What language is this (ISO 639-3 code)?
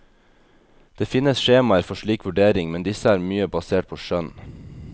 nor